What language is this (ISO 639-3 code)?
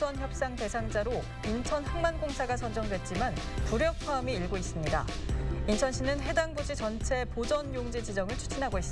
kor